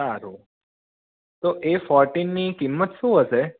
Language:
Gujarati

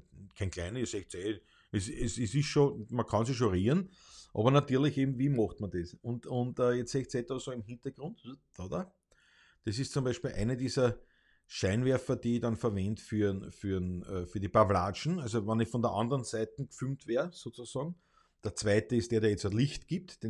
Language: German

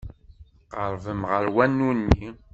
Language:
Kabyle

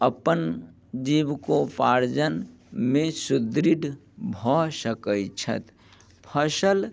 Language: Maithili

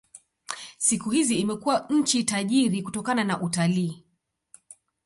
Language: Swahili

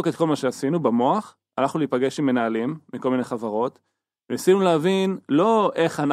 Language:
Hebrew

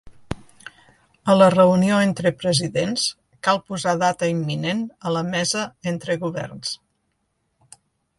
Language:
Catalan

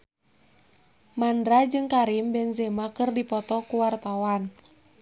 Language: Sundanese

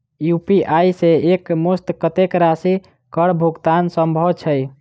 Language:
Maithili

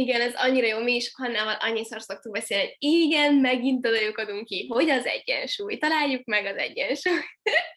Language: Hungarian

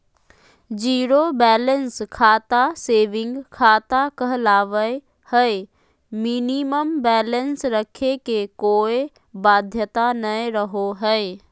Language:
Magahi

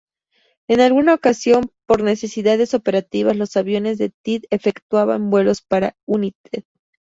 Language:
Spanish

